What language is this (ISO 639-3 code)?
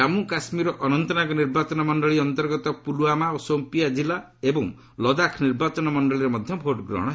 ori